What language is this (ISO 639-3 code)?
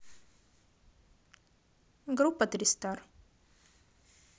rus